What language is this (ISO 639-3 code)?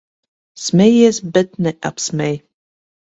lav